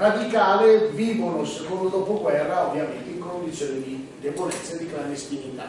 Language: Italian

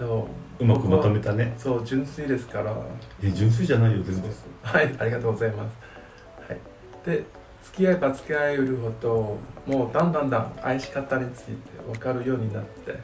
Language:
Japanese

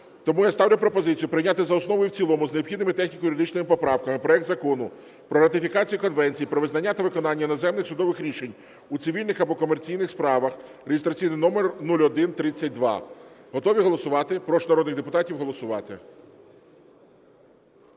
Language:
Ukrainian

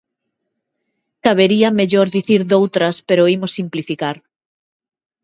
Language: Galician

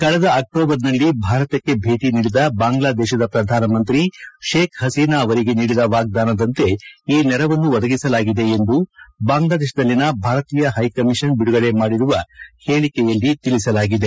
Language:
Kannada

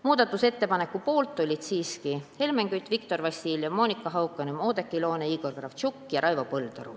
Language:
Estonian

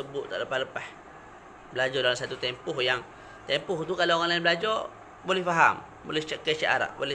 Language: Malay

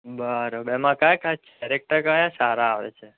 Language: Gujarati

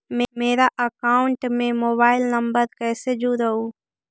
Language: Magahi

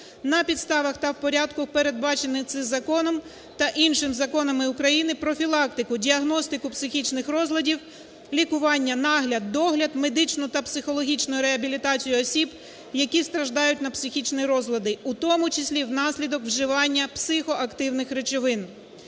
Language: Ukrainian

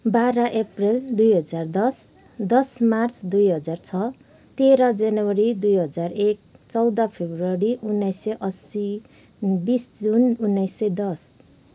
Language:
Nepali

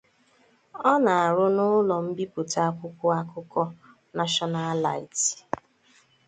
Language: Igbo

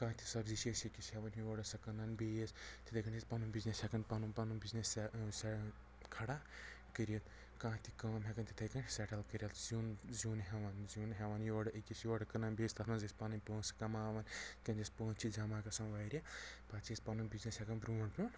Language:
Kashmiri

